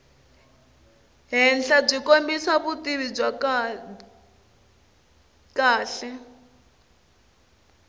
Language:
Tsonga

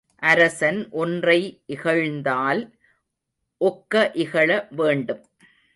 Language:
Tamil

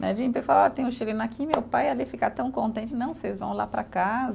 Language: Portuguese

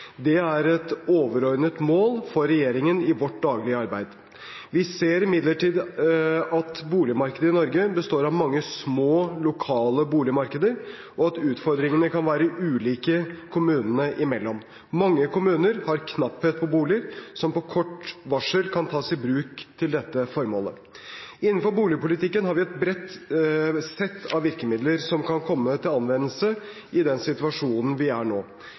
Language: Norwegian Bokmål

